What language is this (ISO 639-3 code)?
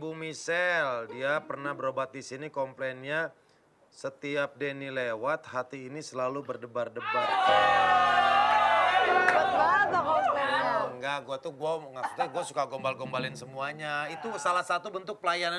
ind